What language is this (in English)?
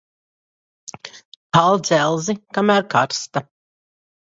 Latvian